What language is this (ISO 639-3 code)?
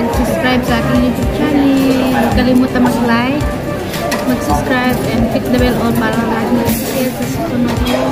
ind